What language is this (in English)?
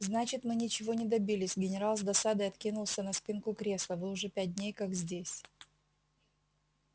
Russian